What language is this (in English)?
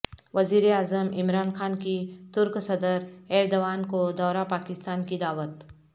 Urdu